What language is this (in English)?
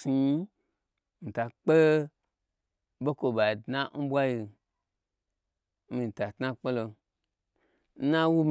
Gbagyi